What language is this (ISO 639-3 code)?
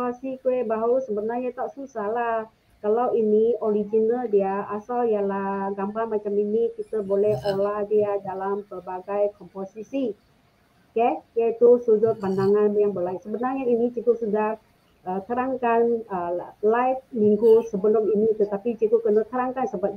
msa